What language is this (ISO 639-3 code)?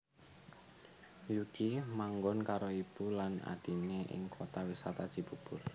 jav